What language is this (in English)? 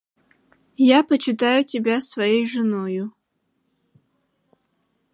Russian